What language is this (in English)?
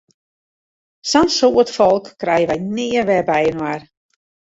Western Frisian